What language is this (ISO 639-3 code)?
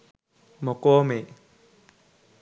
sin